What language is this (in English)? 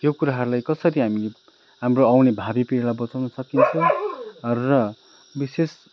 Nepali